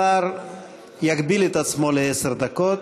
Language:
Hebrew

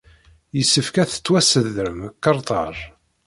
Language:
Kabyle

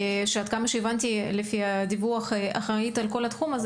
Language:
Hebrew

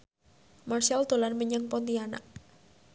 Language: Javanese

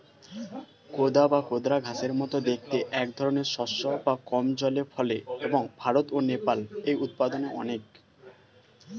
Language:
Bangla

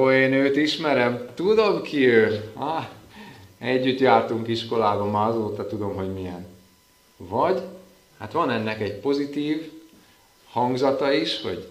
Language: Hungarian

